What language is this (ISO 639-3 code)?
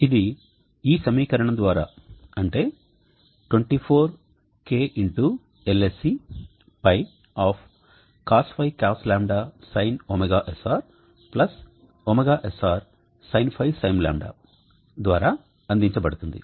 tel